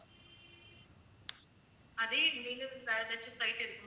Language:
Tamil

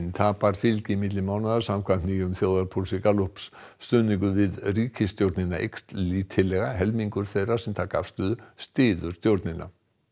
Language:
Icelandic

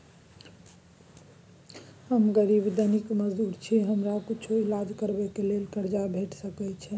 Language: Maithili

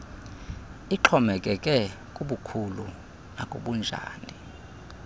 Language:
Xhosa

